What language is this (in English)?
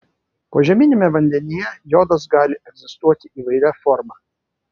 Lithuanian